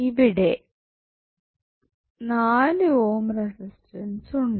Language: Malayalam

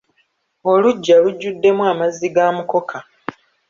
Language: Ganda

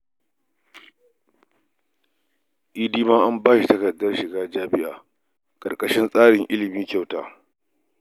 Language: Hausa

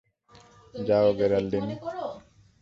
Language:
Bangla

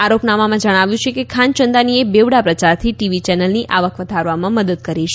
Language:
Gujarati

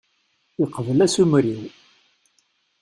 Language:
Kabyle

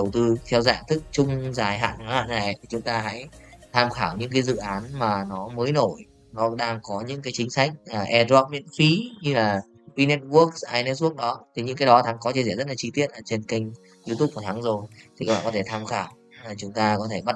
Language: Vietnamese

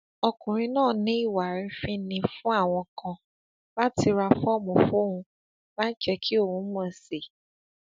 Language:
Yoruba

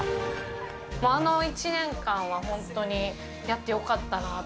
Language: Japanese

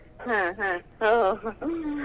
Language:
Kannada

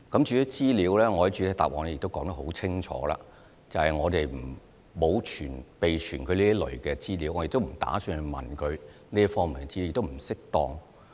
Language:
Cantonese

